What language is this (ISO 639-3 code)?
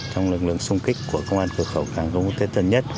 vie